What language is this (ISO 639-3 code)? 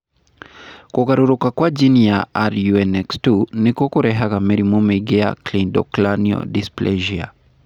kik